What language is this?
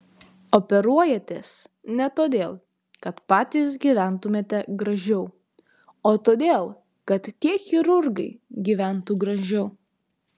Lithuanian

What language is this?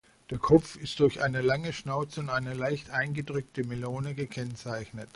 German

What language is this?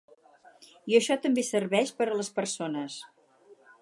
Catalan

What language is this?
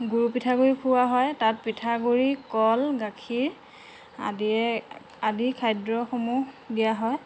Assamese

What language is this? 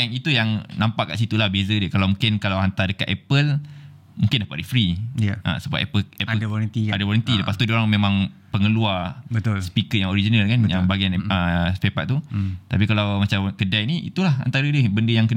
Malay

